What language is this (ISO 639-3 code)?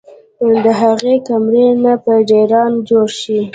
pus